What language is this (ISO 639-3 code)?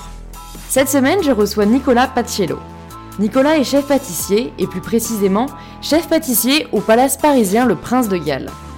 fra